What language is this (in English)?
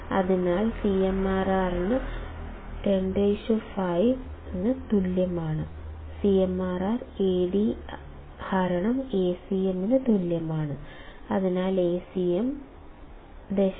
Malayalam